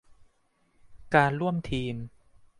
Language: Thai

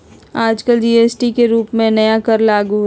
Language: Magahi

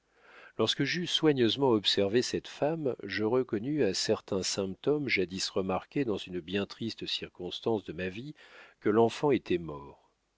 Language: French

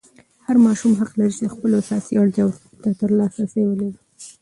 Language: Pashto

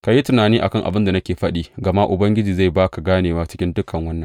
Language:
Hausa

